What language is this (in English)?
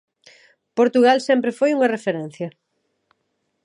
Galician